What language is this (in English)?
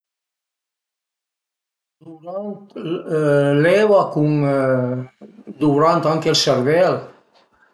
Piedmontese